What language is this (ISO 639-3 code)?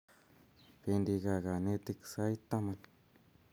kln